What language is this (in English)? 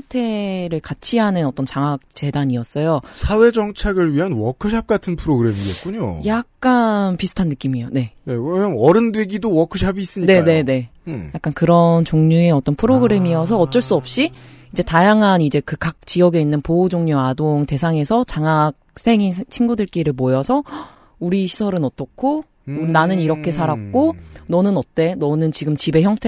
Korean